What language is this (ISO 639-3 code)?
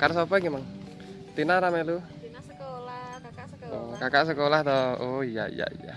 ind